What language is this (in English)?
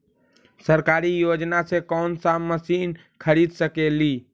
Magahi